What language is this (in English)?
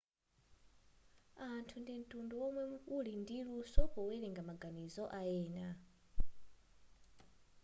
Nyanja